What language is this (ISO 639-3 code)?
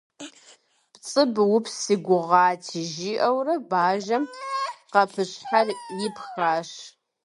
kbd